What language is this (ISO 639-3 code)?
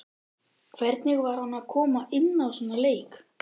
isl